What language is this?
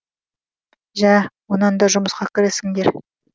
Kazakh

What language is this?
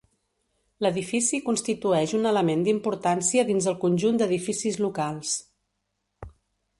Catalan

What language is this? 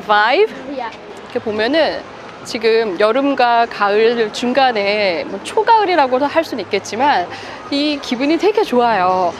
Korean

